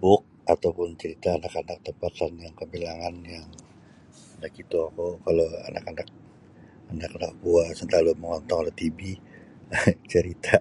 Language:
Sabah Bisaya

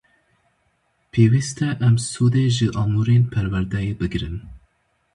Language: Kurdish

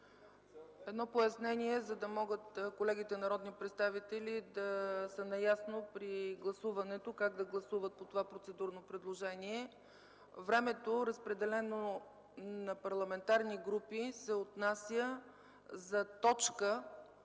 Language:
Bulgarian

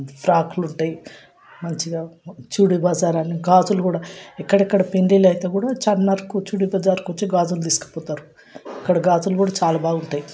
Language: Telugu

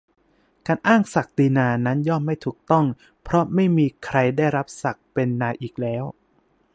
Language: Thai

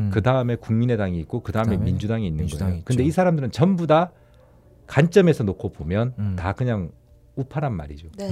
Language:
Korean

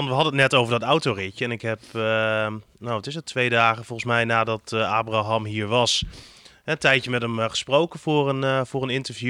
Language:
Dutch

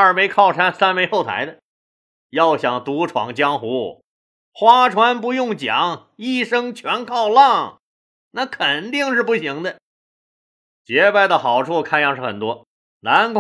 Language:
Chinese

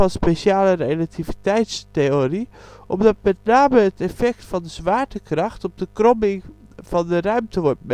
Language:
Dutch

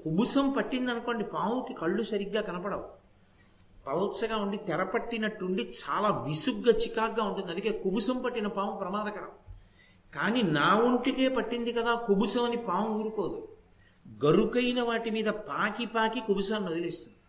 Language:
Telugu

